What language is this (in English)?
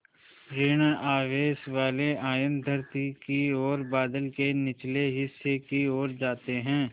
Hindi